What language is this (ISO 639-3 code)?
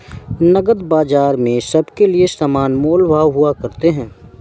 hin